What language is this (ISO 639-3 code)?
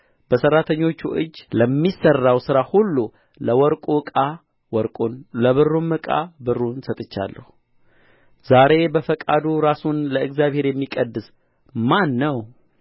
amh